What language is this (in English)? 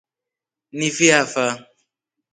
Rombo